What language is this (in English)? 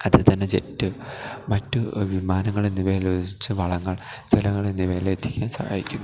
Malayalam